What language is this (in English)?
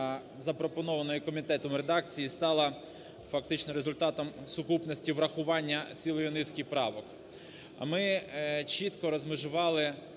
Ukrainian